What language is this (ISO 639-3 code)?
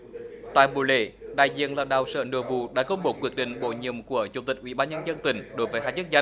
vie